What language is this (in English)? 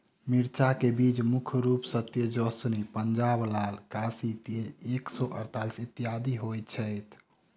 Maithili